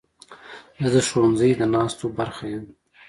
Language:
Pashto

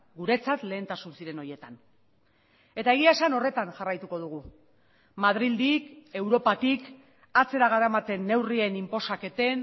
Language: Basque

